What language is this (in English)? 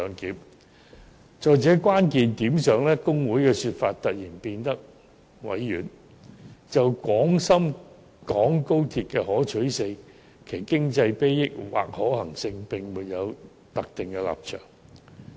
Cantonese